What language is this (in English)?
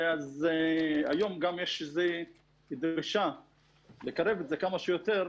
Hebrew